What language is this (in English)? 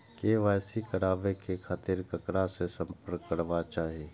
Maithili